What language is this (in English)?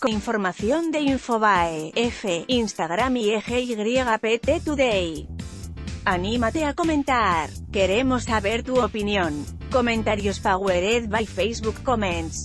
Spanish